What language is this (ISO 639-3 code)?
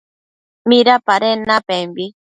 mcf